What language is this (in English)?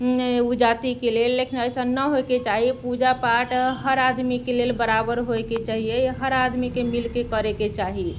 Maithili